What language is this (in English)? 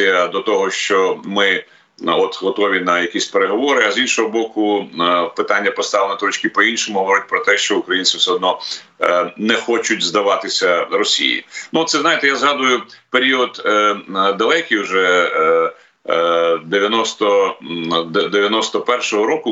Ukrainian